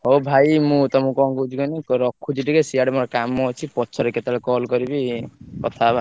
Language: Odia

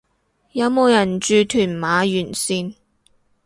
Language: Cantonese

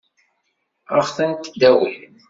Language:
Kabyle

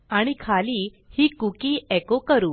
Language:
Marathi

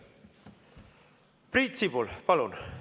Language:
Estonian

